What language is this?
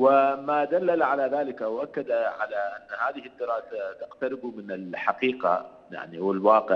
Arabic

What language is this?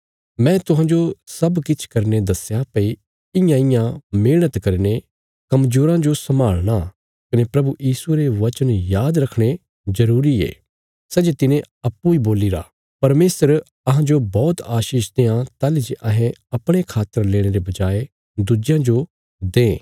Bilaspuri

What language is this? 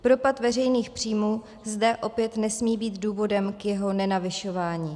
Czech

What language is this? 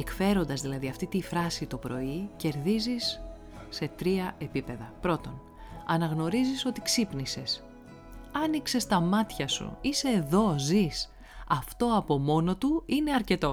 Greek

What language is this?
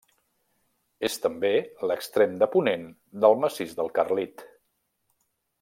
Catalan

